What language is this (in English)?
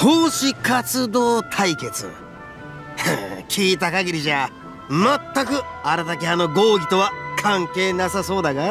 Japanese